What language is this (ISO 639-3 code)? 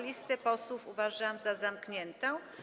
pol